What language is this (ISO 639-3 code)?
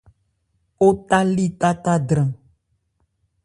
ebr